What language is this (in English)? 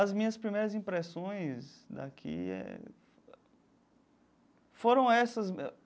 Portuguese